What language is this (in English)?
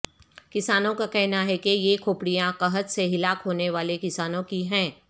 Urdu